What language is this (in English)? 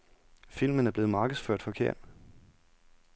Danish